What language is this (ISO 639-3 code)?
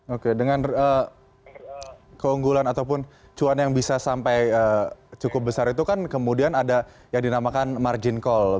ind